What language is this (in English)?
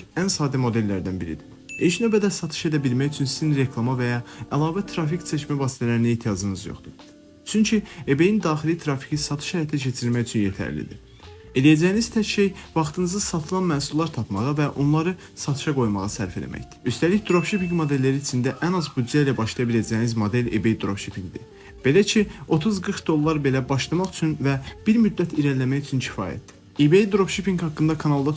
Turkish